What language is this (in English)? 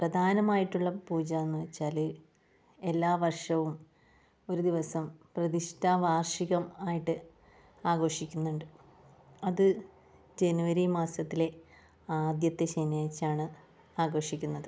Malayalam